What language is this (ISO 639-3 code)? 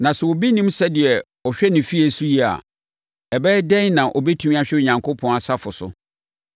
aka